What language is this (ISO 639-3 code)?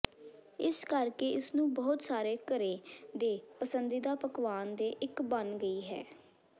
pan